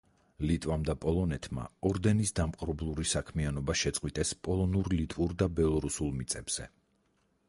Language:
Georgian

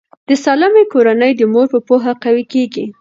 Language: Pashto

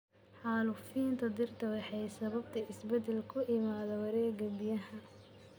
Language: Somali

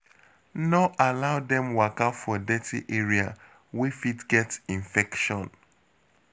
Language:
Nigerian Pidgin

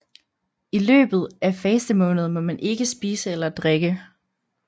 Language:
Danish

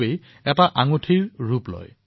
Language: Assamese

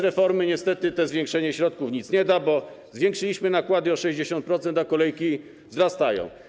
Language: Polish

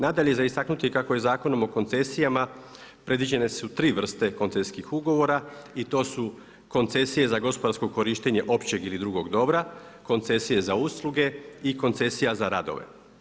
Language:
Croatian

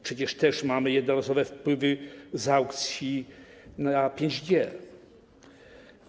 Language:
Polish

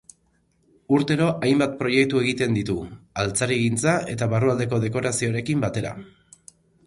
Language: Basque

